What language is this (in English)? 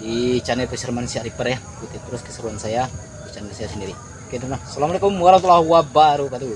Indonesian